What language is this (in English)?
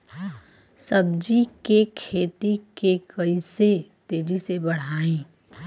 Bhojpuri